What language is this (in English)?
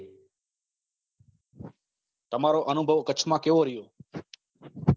Gujarati